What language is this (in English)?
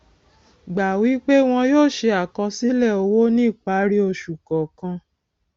Yoruba